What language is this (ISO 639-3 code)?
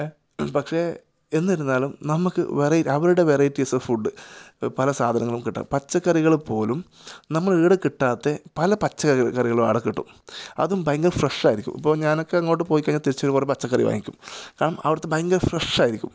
mal